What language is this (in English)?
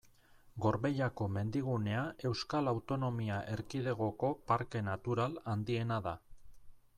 Basque